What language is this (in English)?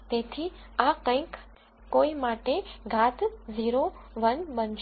Gujarati